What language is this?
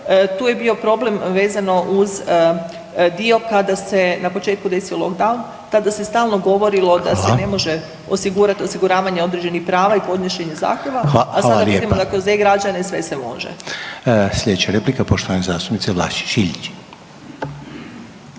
Croatian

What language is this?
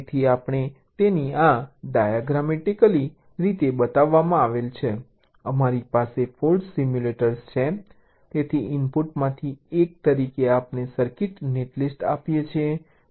Gujarati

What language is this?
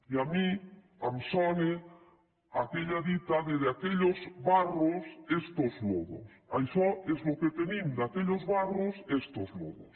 Catalan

